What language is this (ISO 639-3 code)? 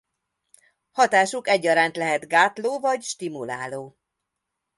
hun